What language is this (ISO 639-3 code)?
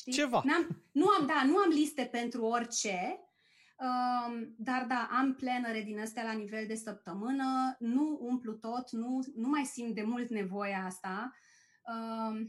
ron